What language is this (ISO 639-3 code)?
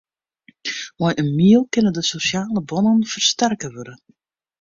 fry